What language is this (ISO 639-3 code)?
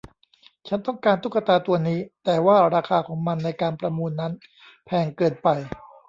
tha